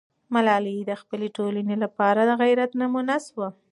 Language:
Pashto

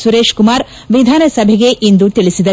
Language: Kannada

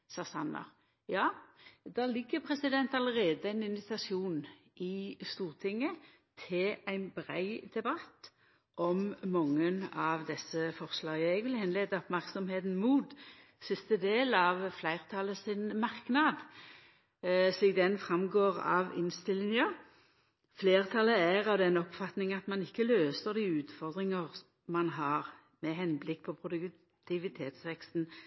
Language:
Norwegian Nynorsk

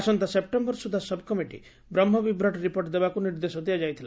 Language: Odia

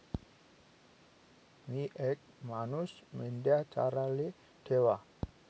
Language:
Marathi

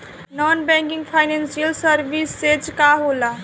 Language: Bhojpuri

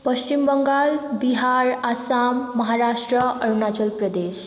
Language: Nepali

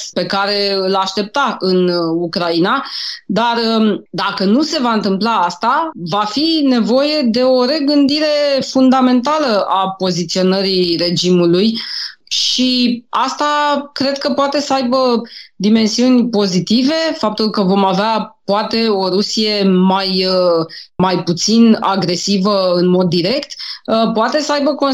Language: Romanian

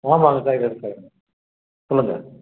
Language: Tamil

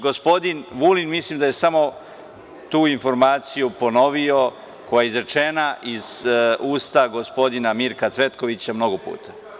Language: Serbian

